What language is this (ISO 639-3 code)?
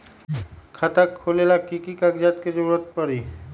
mag